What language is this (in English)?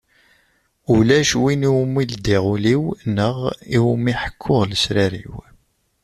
Kabyle